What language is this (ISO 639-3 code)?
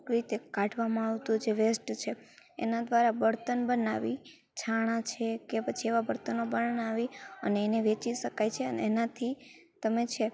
guj